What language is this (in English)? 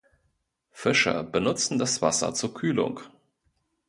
German